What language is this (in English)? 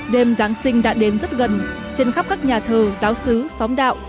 Vietnamese